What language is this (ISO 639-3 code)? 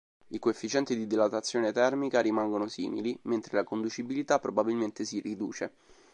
ita